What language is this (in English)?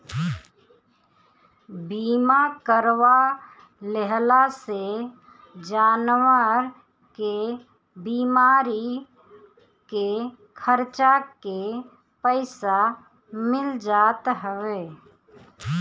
Bhojpuri